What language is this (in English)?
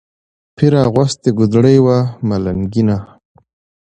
Pashto